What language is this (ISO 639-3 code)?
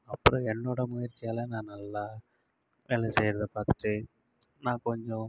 tam